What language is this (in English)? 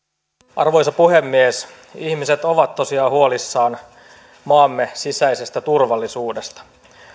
Finnish